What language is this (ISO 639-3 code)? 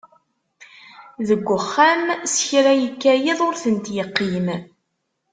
kab